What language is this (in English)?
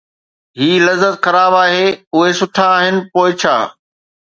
Sindhi